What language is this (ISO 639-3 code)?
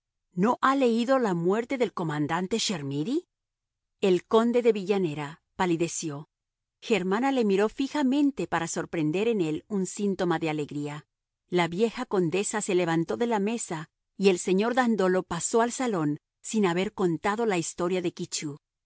spa